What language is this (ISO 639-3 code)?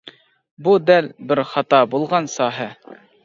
uig